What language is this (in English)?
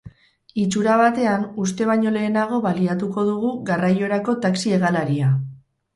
Basque